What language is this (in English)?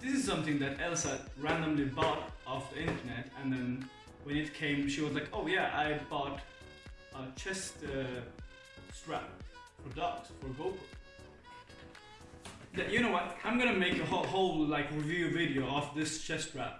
English